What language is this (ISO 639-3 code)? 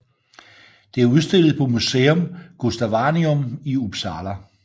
dan